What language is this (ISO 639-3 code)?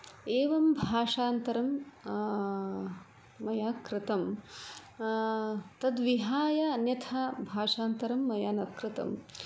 san